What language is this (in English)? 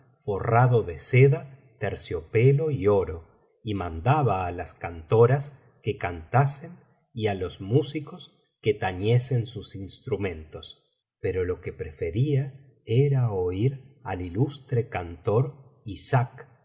Spanish